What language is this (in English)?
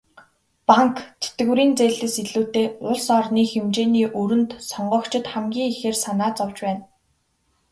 Mongolian